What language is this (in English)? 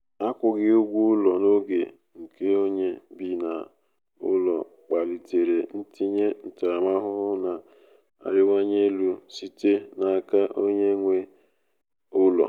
Igbo